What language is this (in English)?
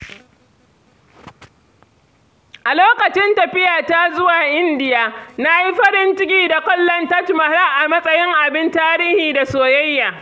Hausa